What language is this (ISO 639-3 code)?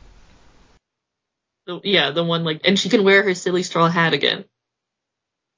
eng